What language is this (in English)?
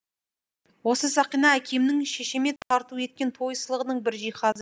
Kazakh